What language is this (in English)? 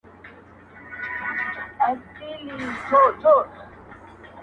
Pashto